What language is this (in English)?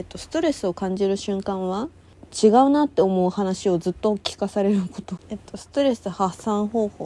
Japanese